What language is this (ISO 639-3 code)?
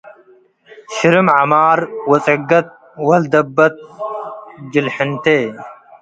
tig